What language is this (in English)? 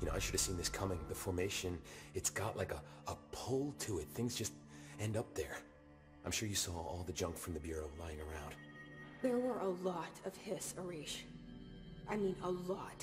Polish